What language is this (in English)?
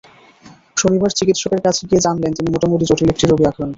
Bangla